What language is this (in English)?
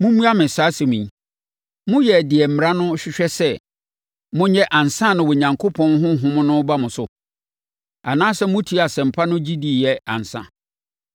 Akan